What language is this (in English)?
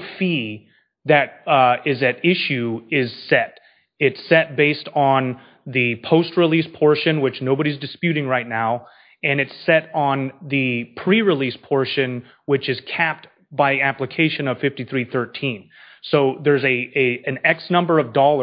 English